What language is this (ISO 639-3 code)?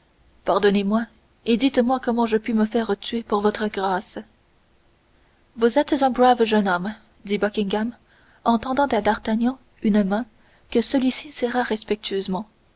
fra